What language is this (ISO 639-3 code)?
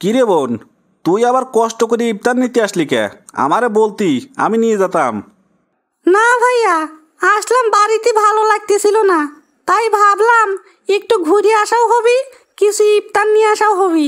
tur